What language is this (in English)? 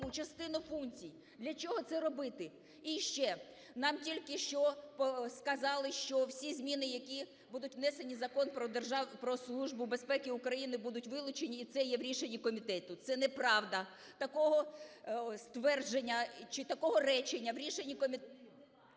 Ukrainian